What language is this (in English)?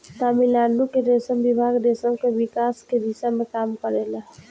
Bhojpuri